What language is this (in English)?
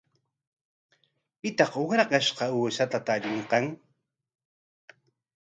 Corongo Ancash Quechua